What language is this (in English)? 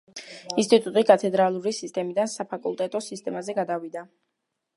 Georgian